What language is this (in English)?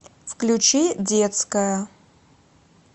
Russian